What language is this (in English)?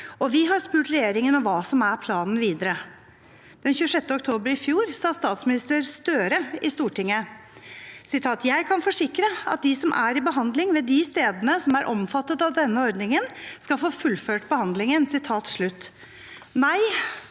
Norwegian